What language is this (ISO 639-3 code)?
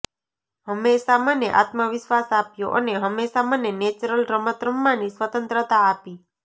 guj